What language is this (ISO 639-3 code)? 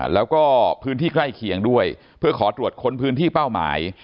tha